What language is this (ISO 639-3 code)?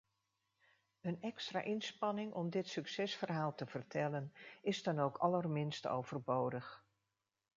nld